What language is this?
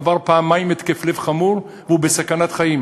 Hebrew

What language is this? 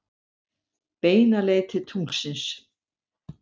Icelandic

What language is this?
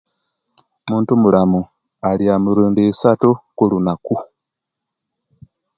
Kenyi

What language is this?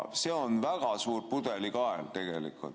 Estonian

